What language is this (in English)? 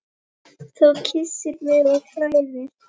Icelandic